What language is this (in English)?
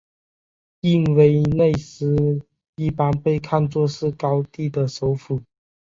Chinese